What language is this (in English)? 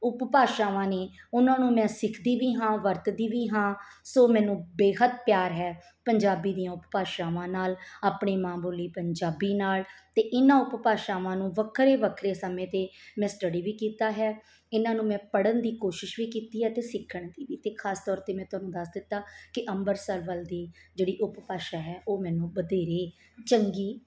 Punjabi